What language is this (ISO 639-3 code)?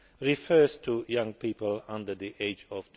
eng